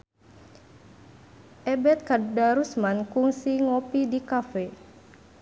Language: Sundanese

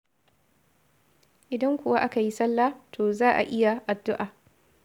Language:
Hausa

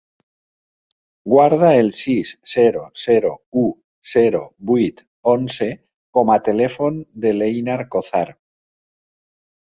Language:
Catalan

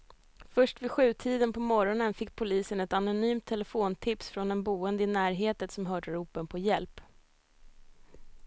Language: Swedish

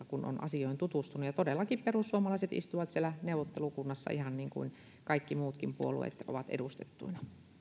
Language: Finnish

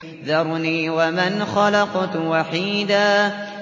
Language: Arabic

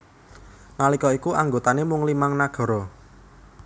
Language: Javanese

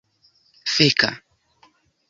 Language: Esperanto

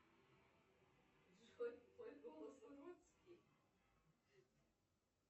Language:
Russian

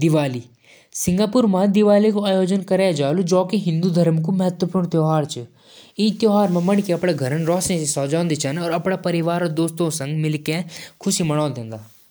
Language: Jaunsari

